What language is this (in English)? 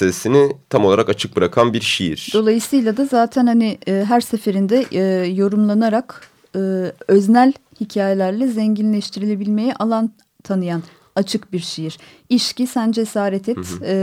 Turkish